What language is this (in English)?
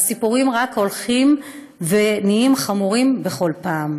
Hebrew